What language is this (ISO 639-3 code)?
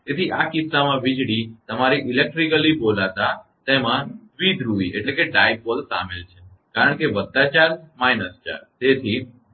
guj